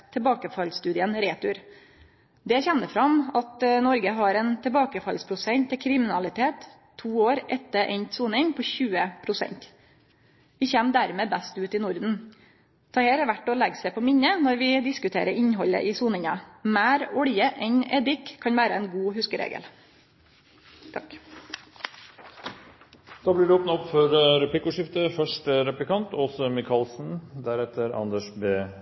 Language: Norwegian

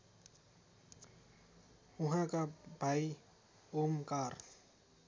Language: Nepali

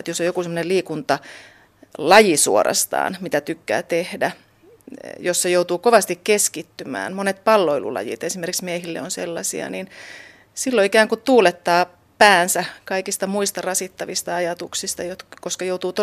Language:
Finnish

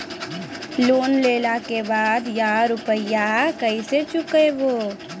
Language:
Maithili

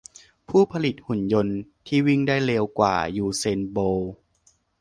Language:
Thai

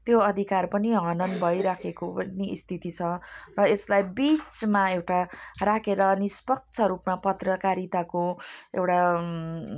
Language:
Nepali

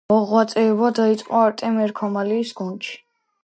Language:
Georgian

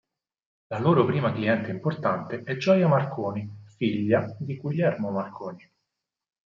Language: Italian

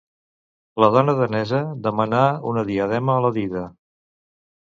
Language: Catalan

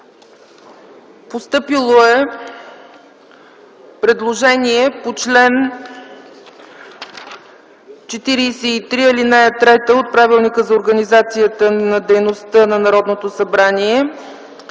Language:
Bulgarian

